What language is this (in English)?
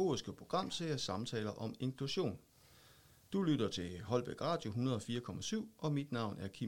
Danish